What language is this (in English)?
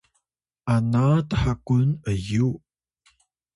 Atayal